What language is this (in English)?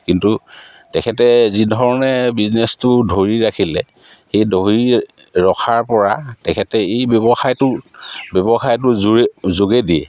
Assamese